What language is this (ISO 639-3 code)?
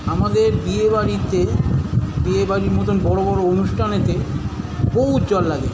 ben